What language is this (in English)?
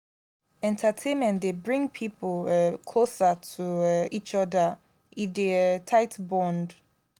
Nigerian Pidgin